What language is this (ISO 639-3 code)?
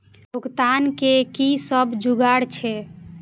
mai